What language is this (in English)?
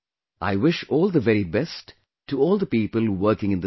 English